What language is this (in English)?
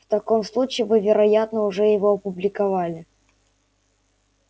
Russian